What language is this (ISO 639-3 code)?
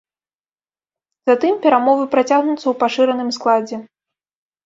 bel